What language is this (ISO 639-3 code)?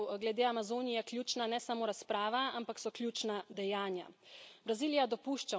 slv